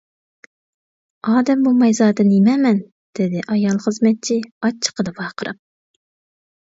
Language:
Uyghur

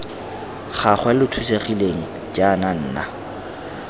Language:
Tswana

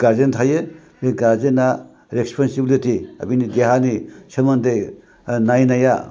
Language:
Bodo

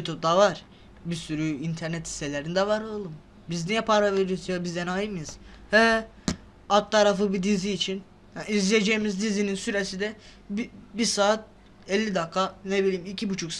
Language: Turkish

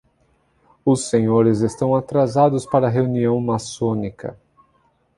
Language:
Portuguese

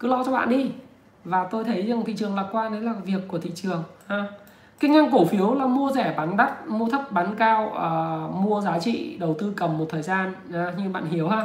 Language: Vietnamese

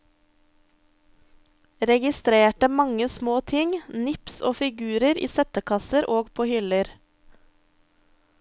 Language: Norwegian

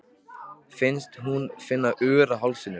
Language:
Icelandic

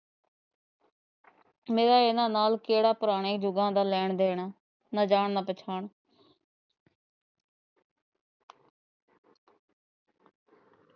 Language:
Punjabi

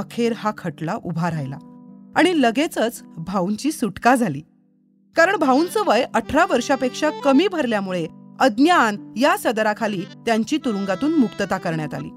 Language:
Marathi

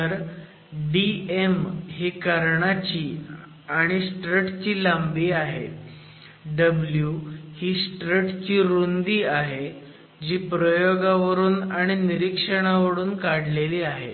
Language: Marathi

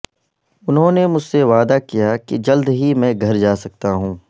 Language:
Urdu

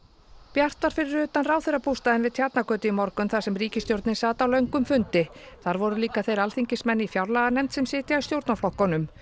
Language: Icelandic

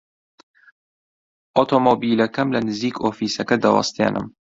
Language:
Central Kurdish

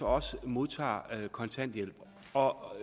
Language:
Danish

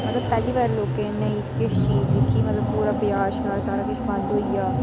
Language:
Dogri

